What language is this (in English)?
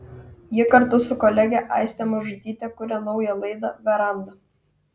Lithuanian